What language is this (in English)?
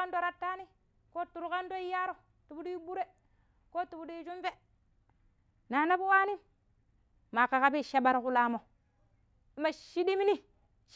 Pero